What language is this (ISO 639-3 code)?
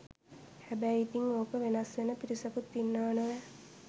sin